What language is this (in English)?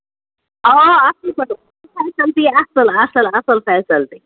Kashmiri